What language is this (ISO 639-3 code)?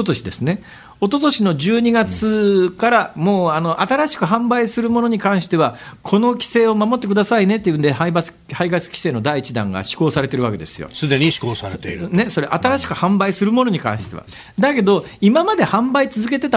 jpn